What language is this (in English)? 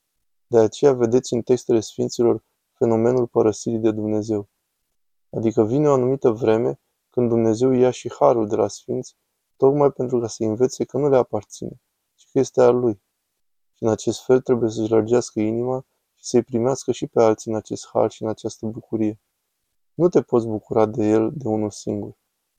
Romanian